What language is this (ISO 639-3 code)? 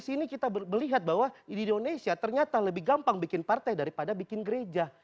ind